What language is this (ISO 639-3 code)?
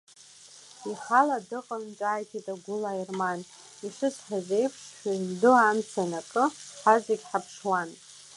abk